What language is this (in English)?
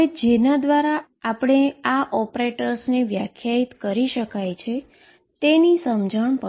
Gujarati